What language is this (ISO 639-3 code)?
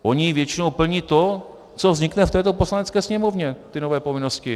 ces